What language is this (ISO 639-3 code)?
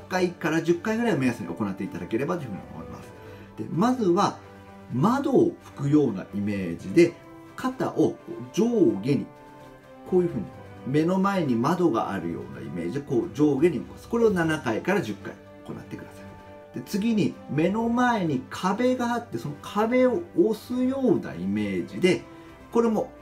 jpn